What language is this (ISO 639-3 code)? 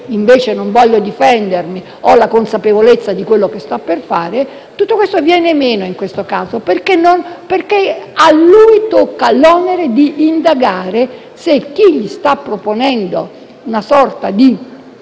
ita